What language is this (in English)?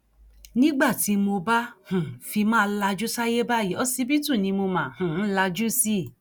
Yoruba